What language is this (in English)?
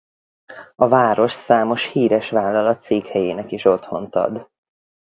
Hungarian